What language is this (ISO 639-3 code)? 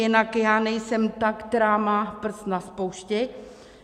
ces